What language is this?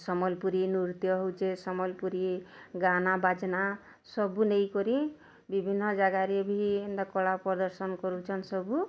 Odia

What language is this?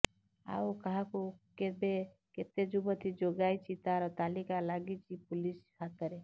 Odia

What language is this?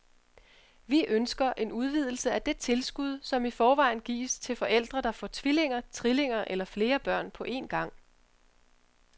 Danish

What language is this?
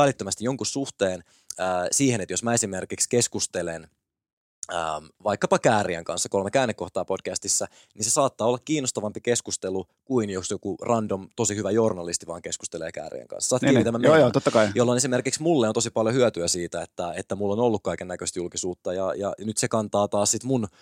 Finnish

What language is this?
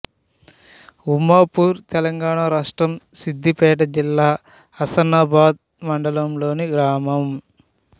Telugu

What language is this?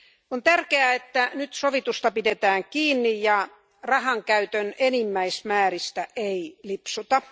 Finnish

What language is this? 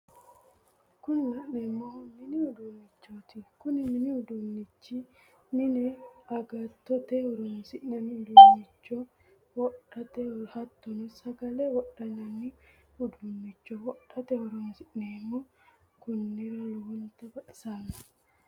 Sidamo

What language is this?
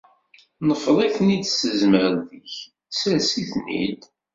Kabyle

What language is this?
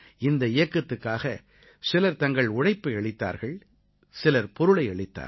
Tamil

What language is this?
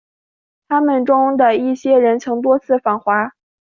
Chinese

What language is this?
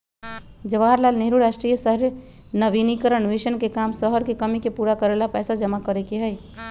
Magahi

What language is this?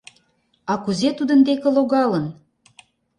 Mari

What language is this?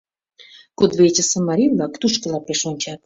Mari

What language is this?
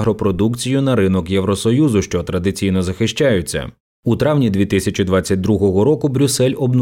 Ukrainian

